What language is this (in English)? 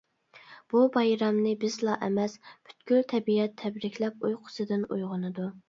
Uyghur